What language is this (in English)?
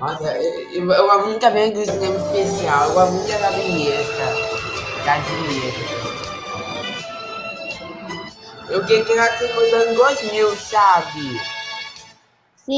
Portuguese